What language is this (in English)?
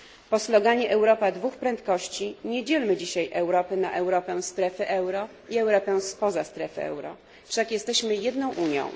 Polish